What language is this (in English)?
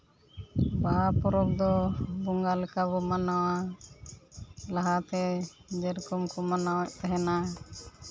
Santali